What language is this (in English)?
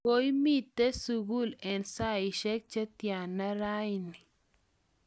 Kalenjin